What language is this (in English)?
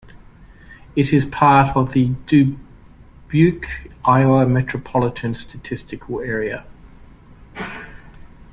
English